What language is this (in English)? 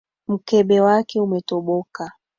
Swahili